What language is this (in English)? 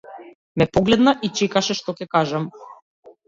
Macedonian